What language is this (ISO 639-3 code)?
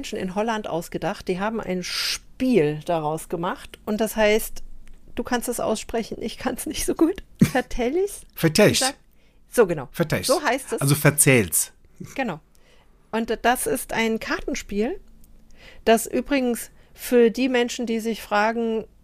deu